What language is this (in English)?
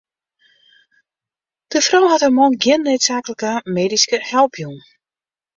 Western Frisian